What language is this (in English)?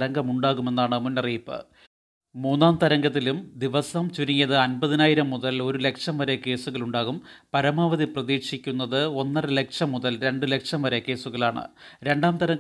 Malayalam